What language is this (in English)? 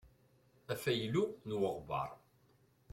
Kabyle